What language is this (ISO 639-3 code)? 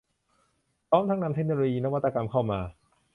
tha